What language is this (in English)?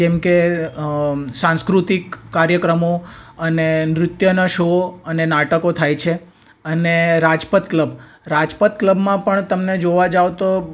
Gujarati